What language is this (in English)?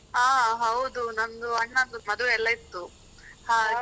Kannada